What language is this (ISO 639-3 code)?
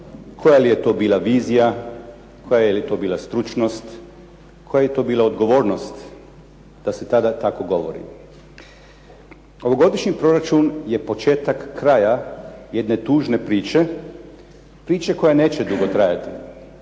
hrv